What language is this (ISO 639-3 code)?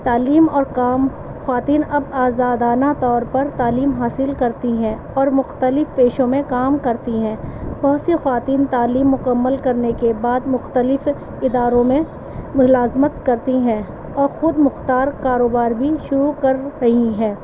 urd